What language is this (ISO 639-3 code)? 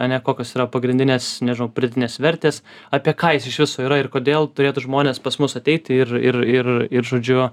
lit